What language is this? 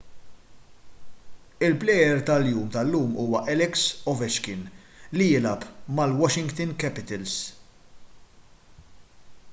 Maltese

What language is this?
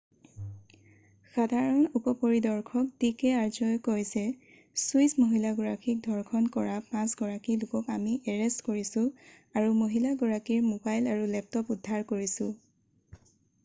Assamese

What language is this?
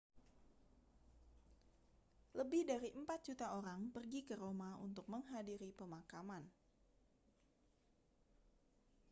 Indonesian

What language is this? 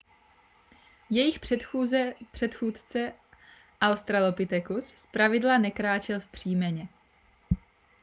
Czech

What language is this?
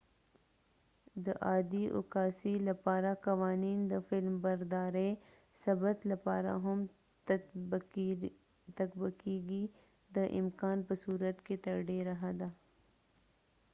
Pashto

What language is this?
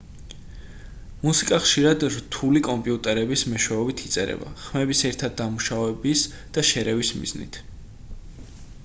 Georgian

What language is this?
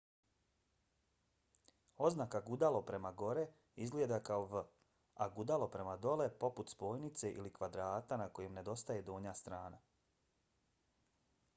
Bosnian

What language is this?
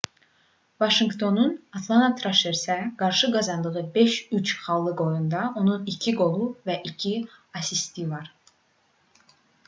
Azerbaijani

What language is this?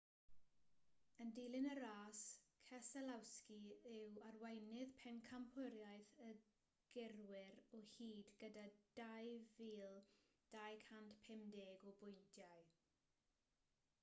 Welsh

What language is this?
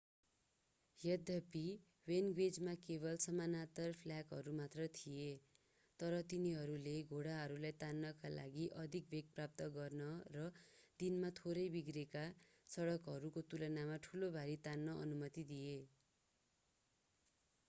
Nepali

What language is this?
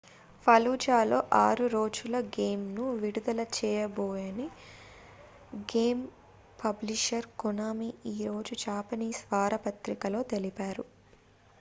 Telugu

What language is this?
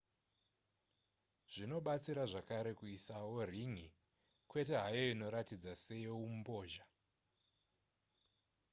Shona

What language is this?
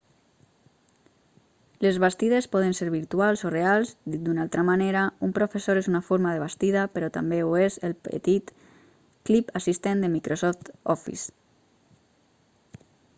Catalan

